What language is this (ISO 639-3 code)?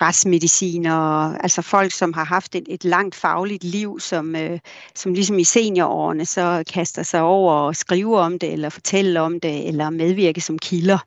dan